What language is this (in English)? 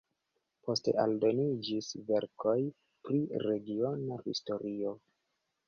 Esperanto